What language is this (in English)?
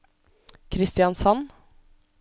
Norwegian